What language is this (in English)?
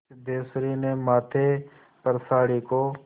Hindi